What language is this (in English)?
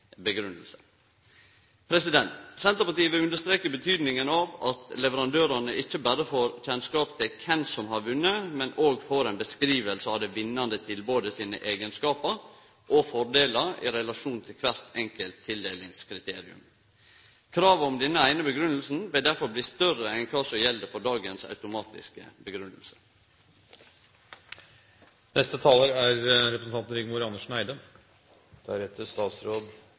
Norwegian